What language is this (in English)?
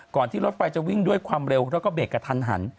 Thai